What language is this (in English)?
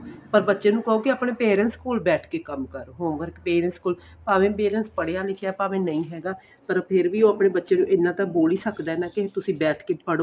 Punjabi